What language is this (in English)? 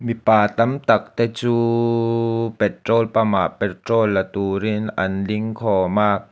Mizo